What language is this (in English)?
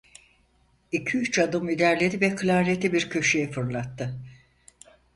Turkish